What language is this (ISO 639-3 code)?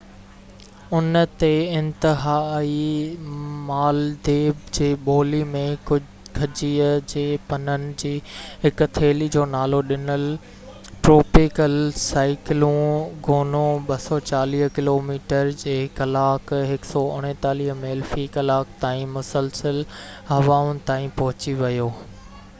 snd